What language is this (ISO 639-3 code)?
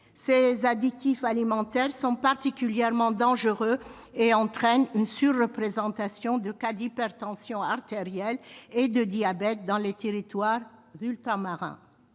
fra